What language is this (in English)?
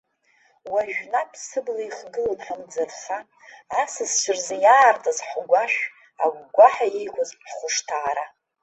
Abkhazian